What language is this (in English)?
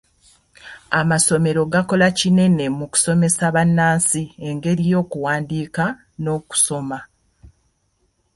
Ganda